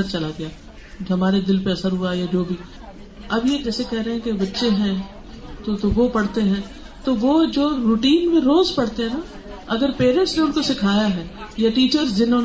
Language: Urdu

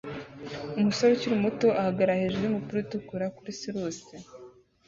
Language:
Kinyarwanda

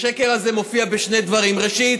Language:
Hebrew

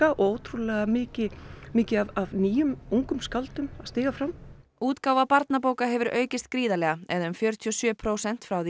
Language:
Icelandic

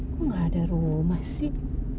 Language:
Indonesian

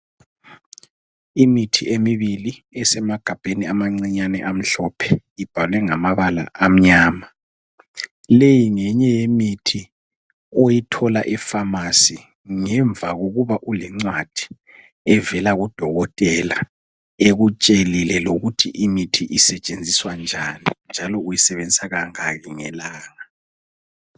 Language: North Ndebele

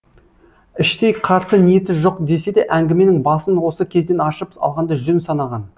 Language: Kazakh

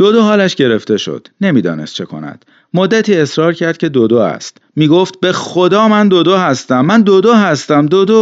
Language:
Persian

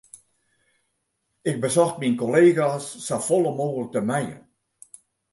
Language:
Western Frisian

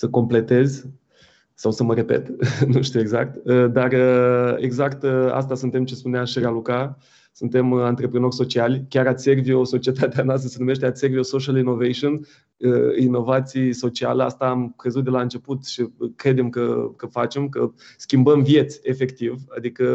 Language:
Romanian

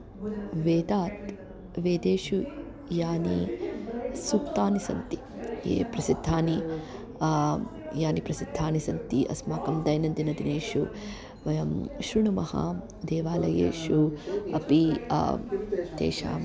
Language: Sanskrit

